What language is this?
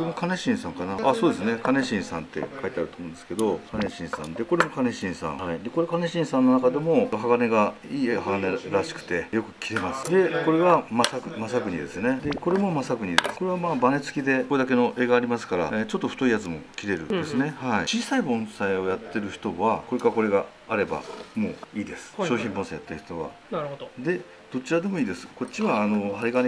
Japanese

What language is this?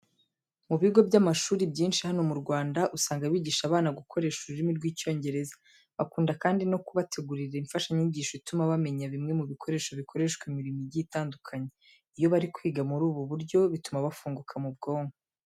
Kinyarwanda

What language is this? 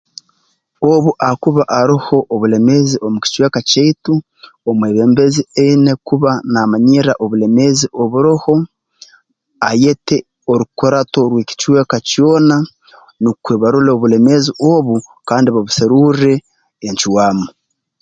Tooro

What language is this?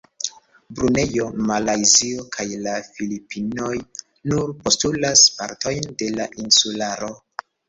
Esperanto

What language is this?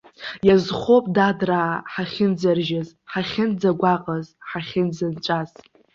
Abkhazian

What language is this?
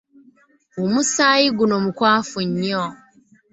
Ganda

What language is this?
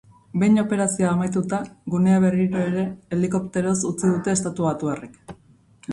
Basque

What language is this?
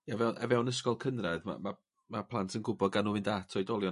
Welsh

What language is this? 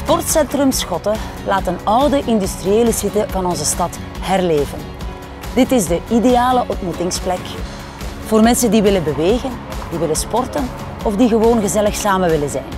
Dutch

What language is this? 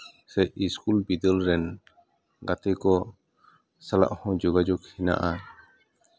Santali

